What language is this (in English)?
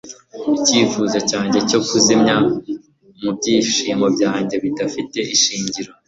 Kinyarwanda